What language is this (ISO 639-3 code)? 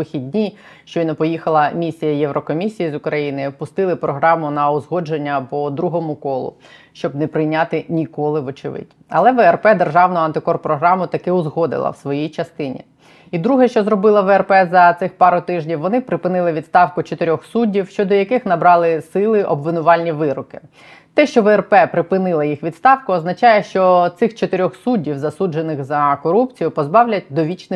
ukr